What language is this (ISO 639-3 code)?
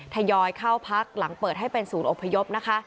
tha